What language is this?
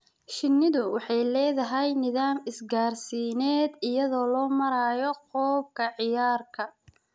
Somali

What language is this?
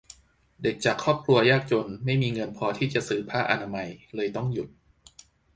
Thai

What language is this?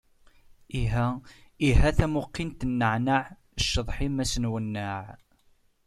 Kabyle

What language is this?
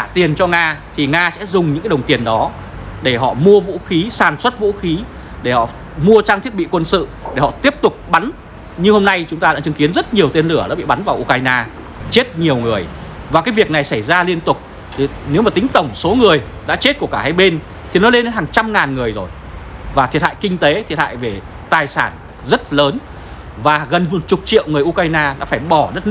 Vietnamese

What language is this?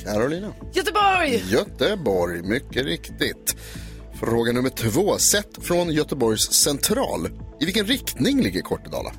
Swedish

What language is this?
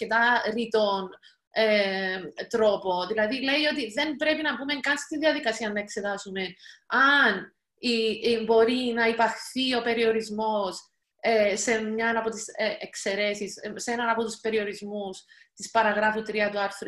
Greek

